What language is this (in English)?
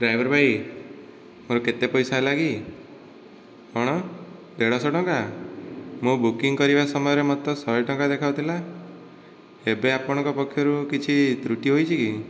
Odia